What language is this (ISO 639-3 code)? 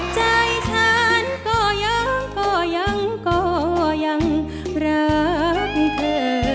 tha